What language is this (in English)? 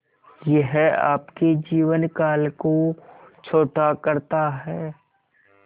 Hindi